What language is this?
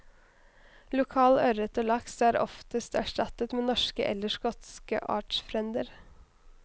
Norwegian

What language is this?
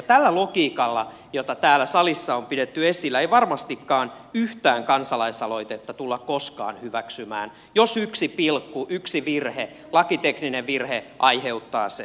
Finnish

